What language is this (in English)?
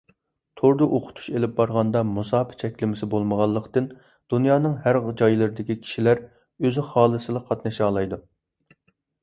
Uyghur